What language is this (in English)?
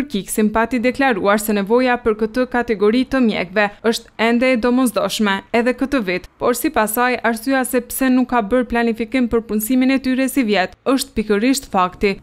Romanian